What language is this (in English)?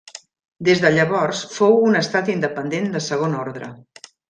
Catalan